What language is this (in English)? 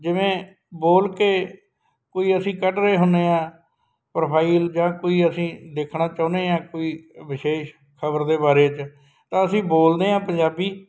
Punjabi